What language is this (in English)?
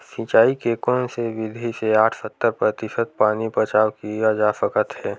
Chhattisgarhi